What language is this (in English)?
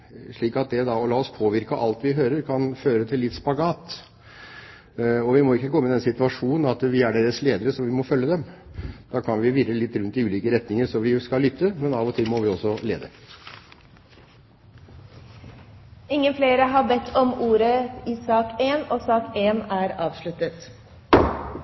Norwegian Bokmål